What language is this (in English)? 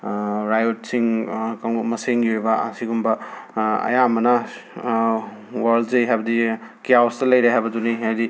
Manipuri